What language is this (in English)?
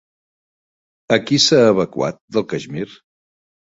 Catalan